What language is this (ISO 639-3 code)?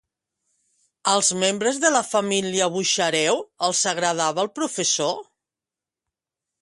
cat